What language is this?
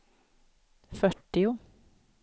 Swedish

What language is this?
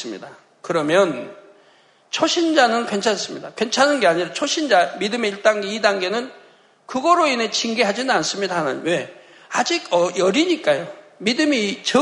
Korean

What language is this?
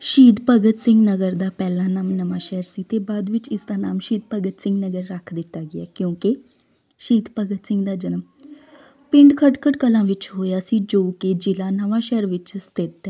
Punjabi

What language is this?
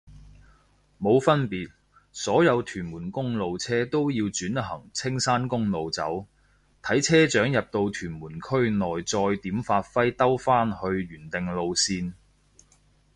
Cantonese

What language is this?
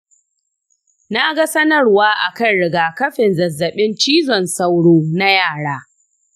Hausa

